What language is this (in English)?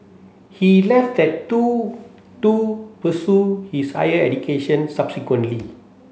English